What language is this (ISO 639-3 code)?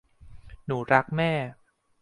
tha